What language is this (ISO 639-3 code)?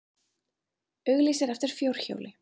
isl